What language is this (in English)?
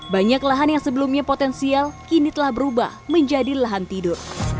Indonesian